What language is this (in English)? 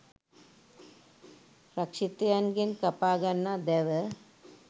Sinhala